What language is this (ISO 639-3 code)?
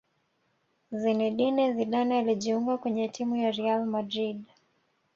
swa